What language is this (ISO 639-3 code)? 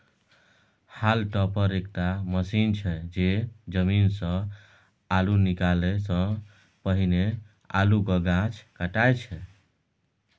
mai